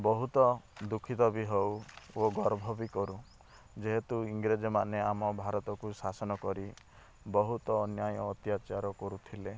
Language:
Odia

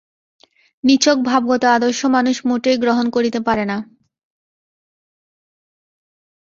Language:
Bangla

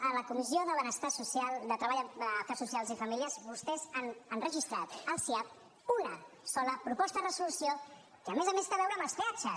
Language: Catalan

